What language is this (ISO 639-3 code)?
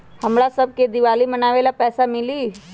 mag